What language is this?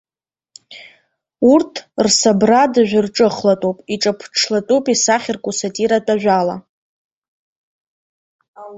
Abkhazian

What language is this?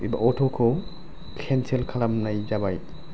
Bodo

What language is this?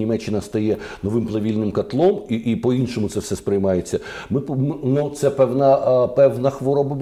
Ukrainian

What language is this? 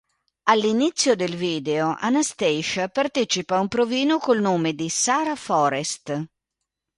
Italian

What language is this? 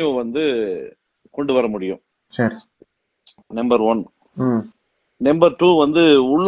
Tamil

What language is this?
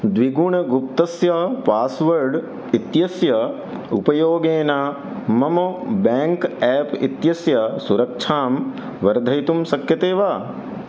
Sanskrit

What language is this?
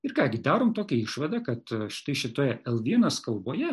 Lithuanian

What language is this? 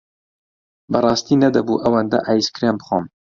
Central Kurdish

